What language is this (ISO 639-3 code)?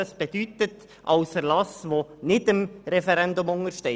gsw